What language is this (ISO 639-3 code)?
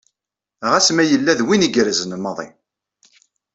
kab